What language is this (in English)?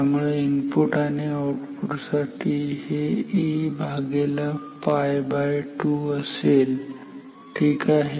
Marathi